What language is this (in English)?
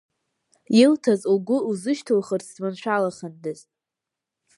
Abkhazian